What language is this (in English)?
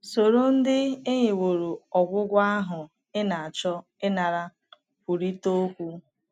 Igbo